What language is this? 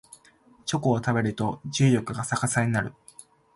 Japanese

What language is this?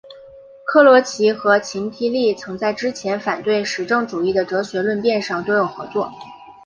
Chinese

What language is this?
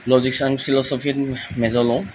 Assamese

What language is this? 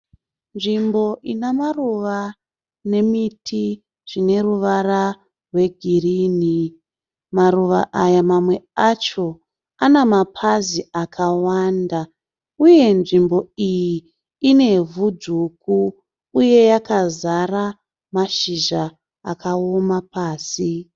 Shona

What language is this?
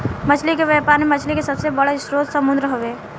Bhojpuri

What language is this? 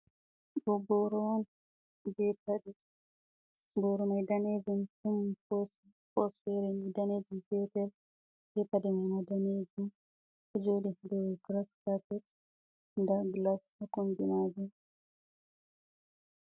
Fula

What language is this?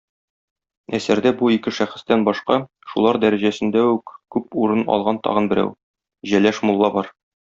Tatar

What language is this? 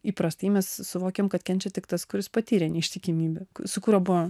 Lithuanian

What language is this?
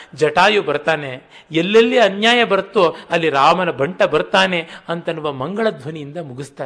Kannada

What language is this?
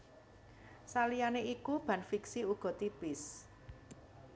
Javanese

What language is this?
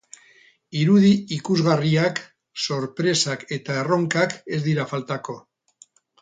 Basque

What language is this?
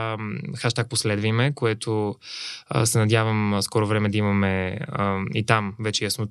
Bulgarian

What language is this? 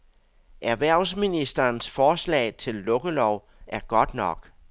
Danish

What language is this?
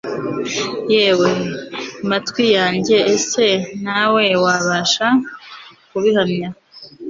Kinyarwanda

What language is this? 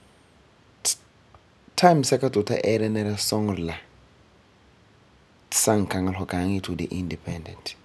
Frafra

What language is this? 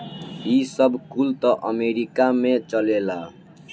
Bhojpuri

